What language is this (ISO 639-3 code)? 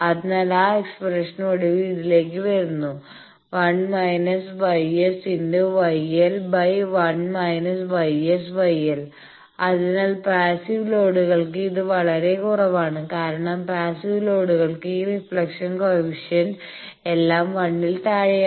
mal